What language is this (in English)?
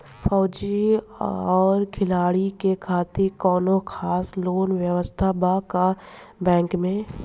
Bhojpuri